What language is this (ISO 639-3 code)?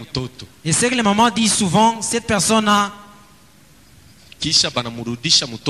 fra